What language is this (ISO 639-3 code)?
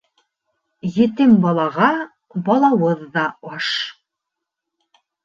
bak